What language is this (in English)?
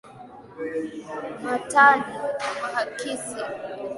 Swahili